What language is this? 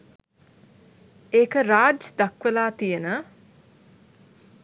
Sinhala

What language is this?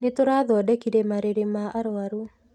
Kikuyu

